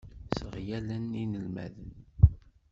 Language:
Kabyle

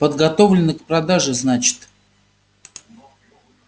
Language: Russian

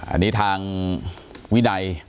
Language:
Thai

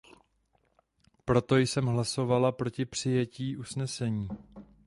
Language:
Czech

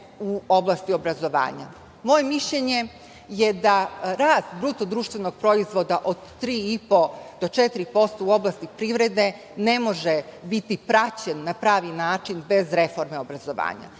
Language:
Serbian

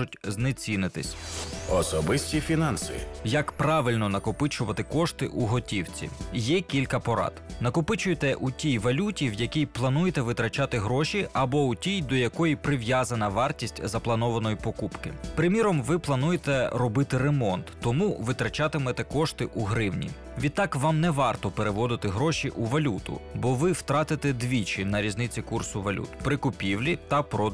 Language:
Ukrainian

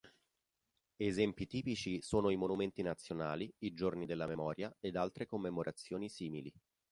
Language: Italian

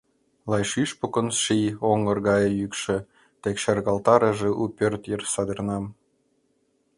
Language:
Mari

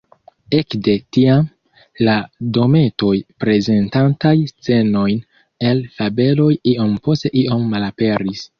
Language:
Esperanto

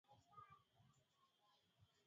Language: Swahili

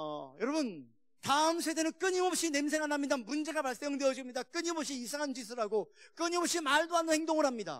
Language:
Korean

